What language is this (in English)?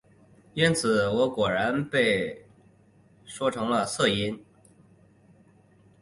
Chinese